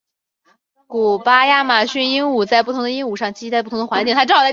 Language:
Chinese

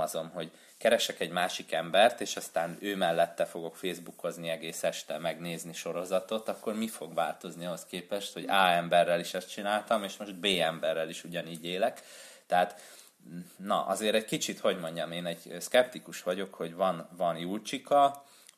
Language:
Hungarian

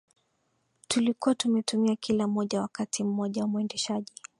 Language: Swahili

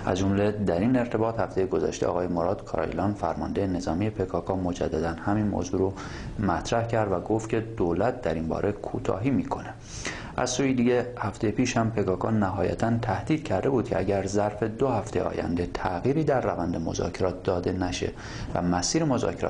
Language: Persian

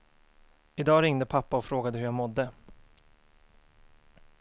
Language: Swedish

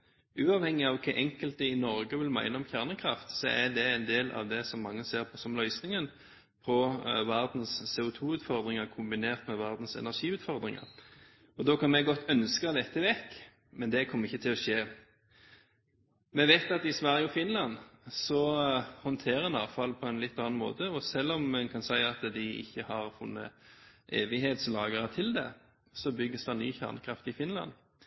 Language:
Norwegian Bokmål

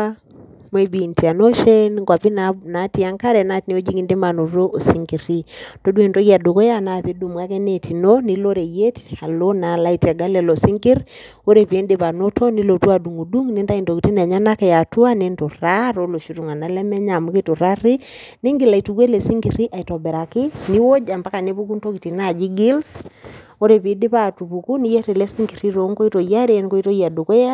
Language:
Masai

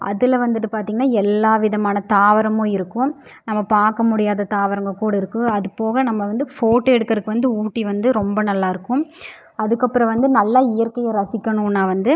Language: Tamil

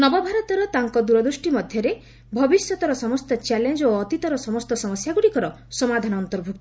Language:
Odia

